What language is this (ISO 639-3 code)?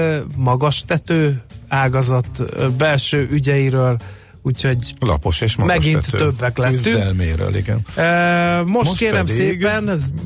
hun